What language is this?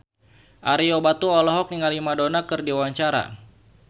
Sundanese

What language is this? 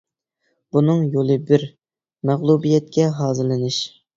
Uyghur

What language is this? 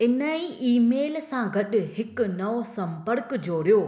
Sindhi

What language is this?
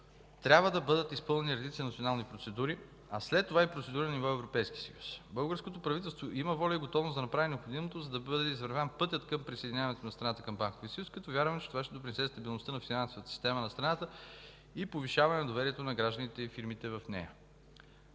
Bulgarian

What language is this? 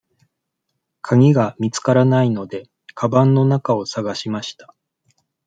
Japanese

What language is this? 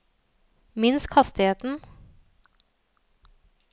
Norwegian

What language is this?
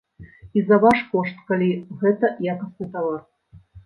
Belarusian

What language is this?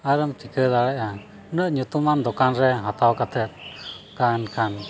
Santali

